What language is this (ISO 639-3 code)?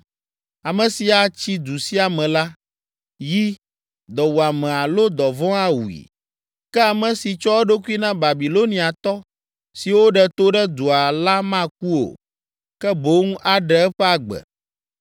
ewe